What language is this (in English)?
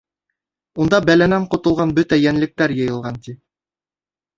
Bashkir